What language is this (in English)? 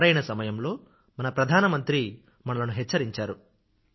Telugu